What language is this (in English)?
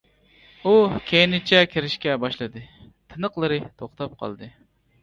Uyghur